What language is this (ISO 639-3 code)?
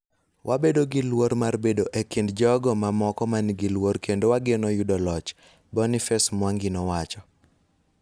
luo